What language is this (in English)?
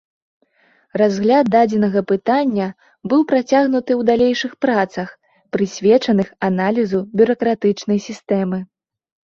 Belarusian